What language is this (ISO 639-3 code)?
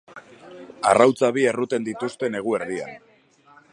eus